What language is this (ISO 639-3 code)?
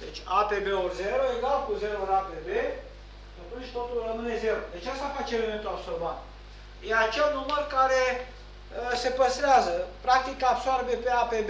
ron